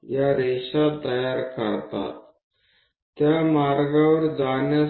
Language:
Gujarati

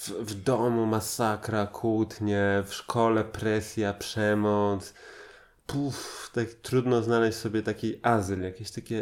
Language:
Polish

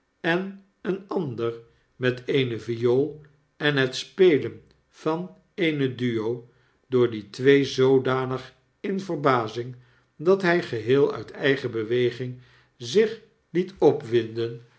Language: Dutch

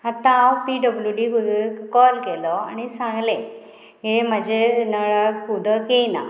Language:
Konkani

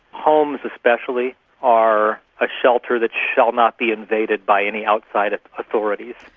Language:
English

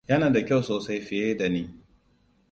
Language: Hausa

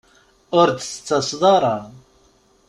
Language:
Kabyle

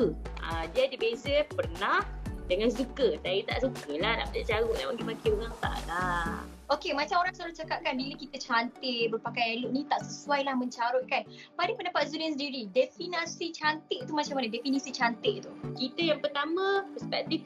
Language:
Malay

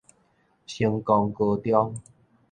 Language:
Min Nan Chinese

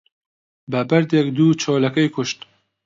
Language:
Central Kurdish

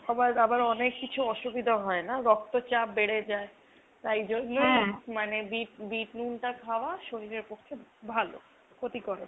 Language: Bangla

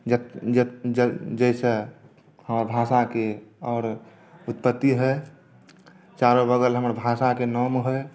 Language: Maithili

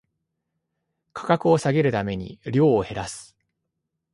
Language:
Japanese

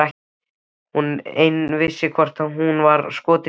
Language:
Icelandic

